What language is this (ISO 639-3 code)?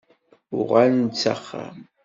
kab